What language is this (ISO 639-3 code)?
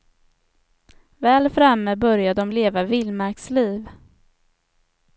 swe